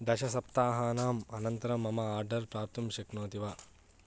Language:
Sanskrit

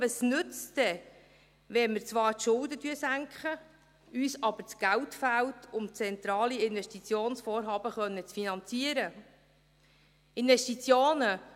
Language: Swiss German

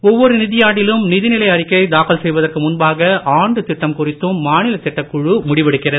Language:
Tamil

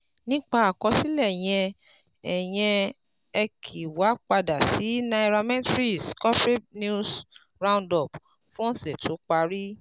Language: Yoruba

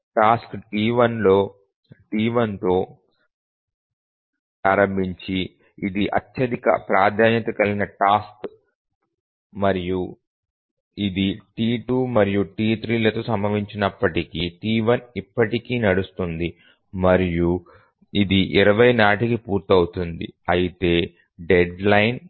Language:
Telugu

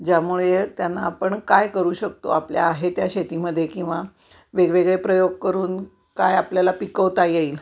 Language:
Marathi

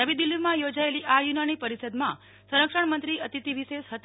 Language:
Gujarati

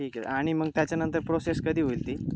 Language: Marathi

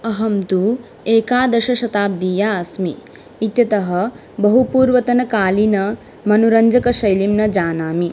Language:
Sanskrit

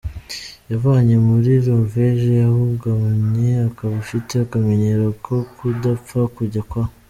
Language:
Kinyarwanda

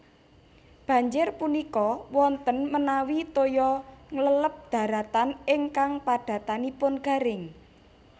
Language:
Javanese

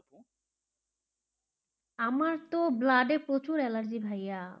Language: Bangla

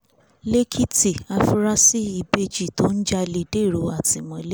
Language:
Yoruba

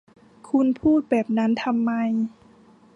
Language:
Thai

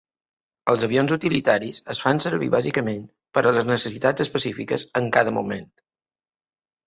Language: Catalan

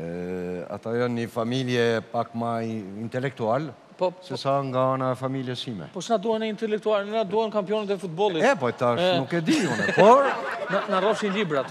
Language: Romanian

